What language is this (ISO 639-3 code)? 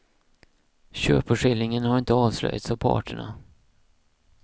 swe